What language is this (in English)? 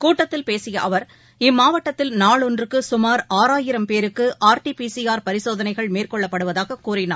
Tamil